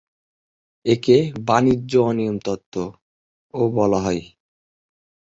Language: Bangla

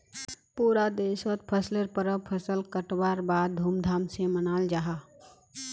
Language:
Magahi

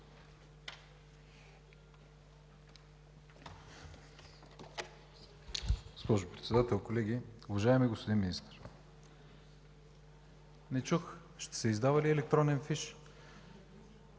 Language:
Bulgarian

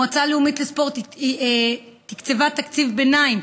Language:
Hebrew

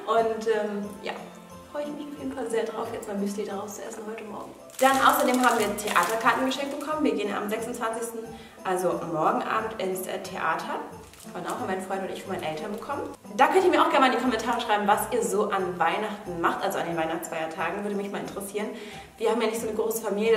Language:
German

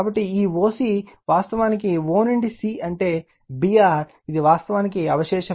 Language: Telugu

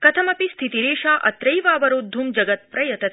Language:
Sanskrit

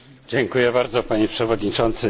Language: Polish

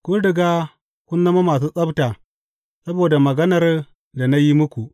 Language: Hausa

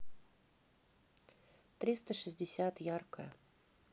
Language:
Russian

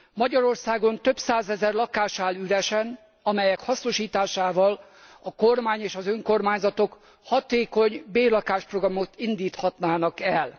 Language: Hungarian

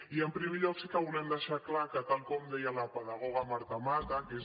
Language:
Catalan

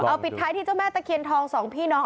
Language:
Thai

